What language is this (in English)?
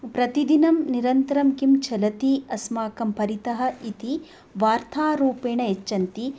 Sanskrit